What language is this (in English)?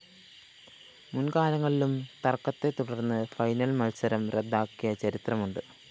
Malayalam